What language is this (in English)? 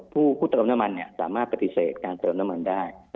Thai